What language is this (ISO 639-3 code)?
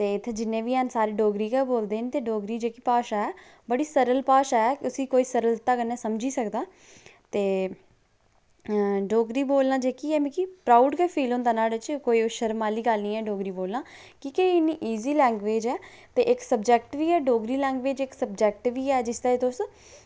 doi